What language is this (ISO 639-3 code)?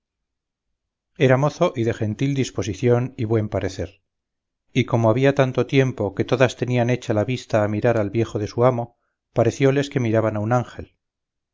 spa